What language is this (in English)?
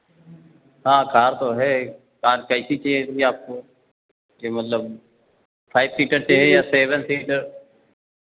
Hindi